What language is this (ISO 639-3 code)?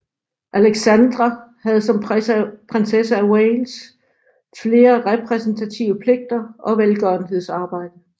dan